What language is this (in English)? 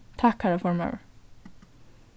Faroese